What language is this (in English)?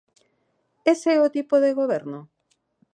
Galician